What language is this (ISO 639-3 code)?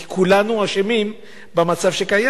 heb